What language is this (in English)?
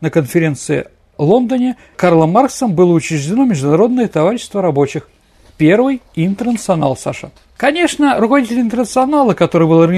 Russian